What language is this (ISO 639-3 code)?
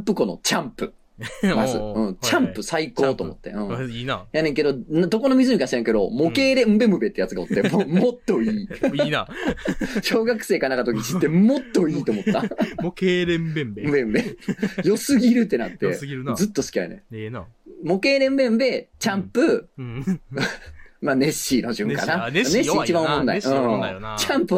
jpn